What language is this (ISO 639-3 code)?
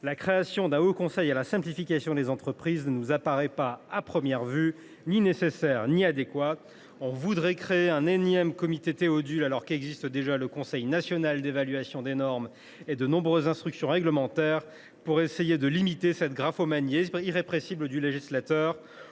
fra